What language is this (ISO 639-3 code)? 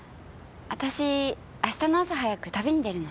jpn